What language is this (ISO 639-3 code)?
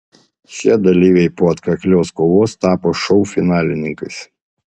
lit